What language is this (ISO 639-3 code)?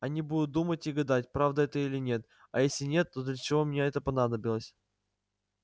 rus